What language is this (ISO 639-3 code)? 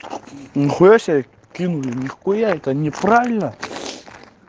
rus